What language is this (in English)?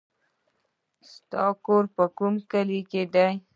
Pashto